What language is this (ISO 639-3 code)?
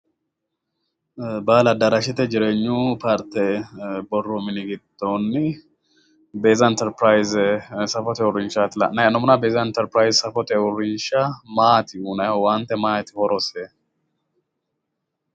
sid